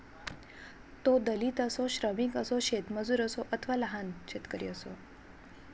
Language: Marathi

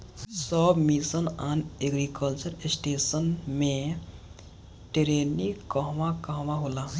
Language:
Bhojpuri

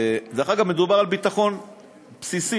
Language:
Hebrew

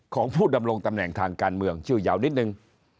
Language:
Thai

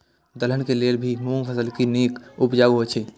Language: Maithili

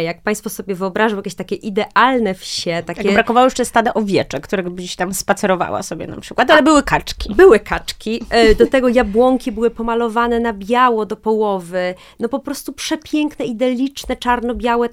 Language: Polish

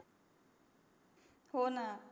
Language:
Marathi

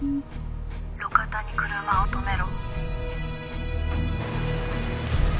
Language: Japanese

